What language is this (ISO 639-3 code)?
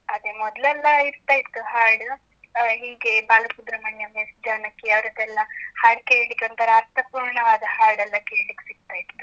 kan